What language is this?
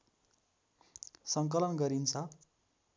Nepali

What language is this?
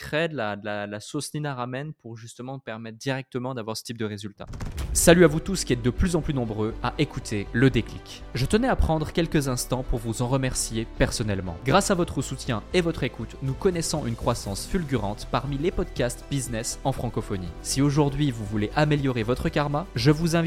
French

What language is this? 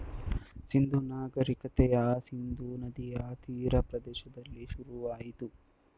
Kannada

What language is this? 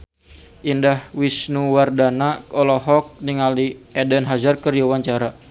Sundanese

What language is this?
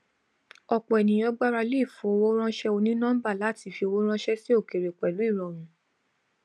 Yoruba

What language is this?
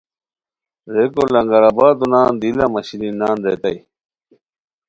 Khowar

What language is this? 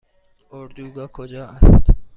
Persian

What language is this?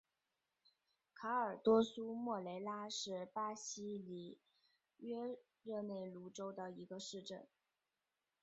Chinese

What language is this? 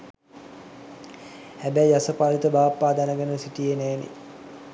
Sinhala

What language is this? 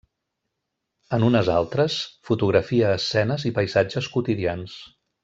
Catalan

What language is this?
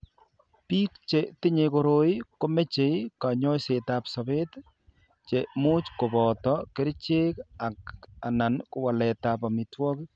Kalenjin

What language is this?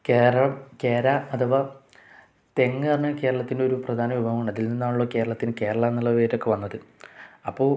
Malayalam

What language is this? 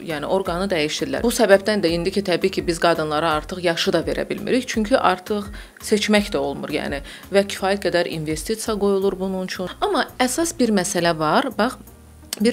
Dutch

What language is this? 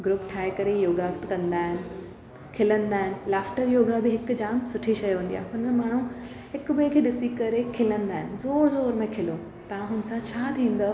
Sindhi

